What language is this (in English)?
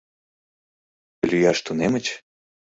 Mari